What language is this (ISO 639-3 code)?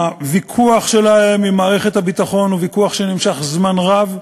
heb